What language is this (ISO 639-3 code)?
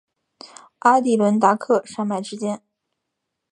zho